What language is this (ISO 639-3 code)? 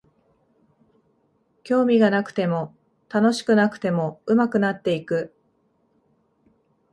jpn